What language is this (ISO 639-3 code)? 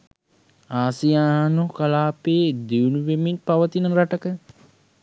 sin